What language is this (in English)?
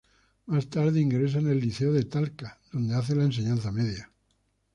Spanish